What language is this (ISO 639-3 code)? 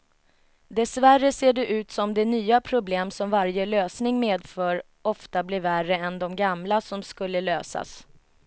swe